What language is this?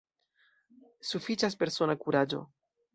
Esperanto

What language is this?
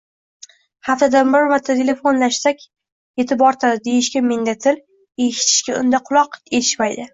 Uzbek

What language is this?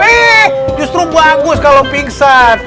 Indonesian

